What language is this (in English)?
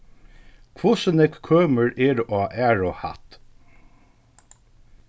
Faroese